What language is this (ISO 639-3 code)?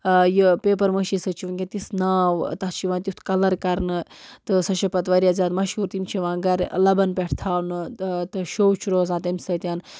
kas